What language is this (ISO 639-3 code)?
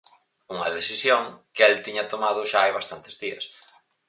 glg